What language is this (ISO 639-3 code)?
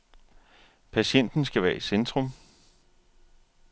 dan